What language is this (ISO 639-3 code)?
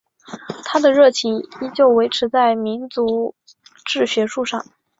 zho